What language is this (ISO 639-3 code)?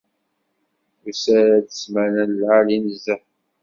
kab